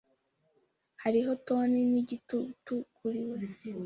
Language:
Kinyarwanda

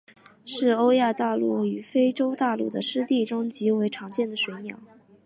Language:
Chinese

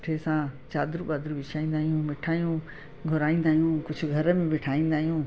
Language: Sindhi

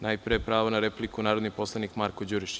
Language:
Serbian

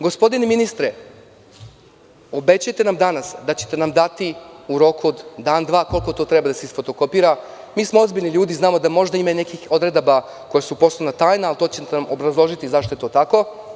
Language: Serbian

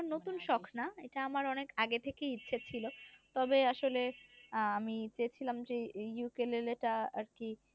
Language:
Bangla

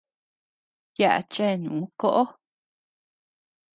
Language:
Tepeuxila Cuicatec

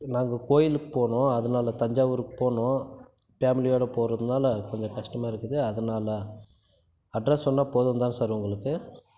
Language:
Tamil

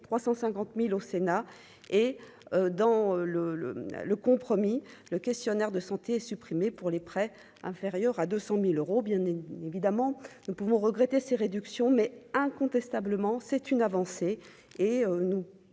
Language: French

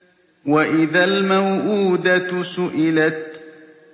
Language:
Arabic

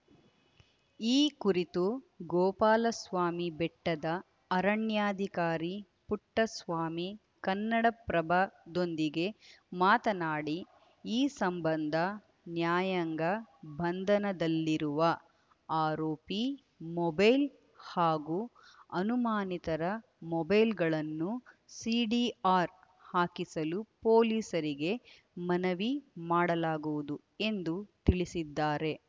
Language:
Kannada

